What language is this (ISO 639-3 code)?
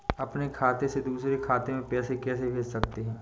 hin